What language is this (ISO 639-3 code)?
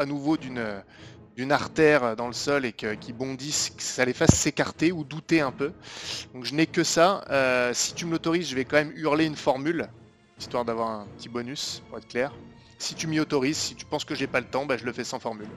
fra